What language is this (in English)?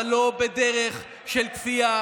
Hebrew